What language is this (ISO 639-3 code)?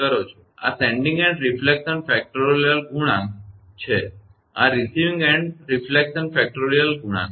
guj